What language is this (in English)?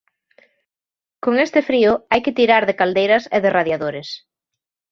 Galician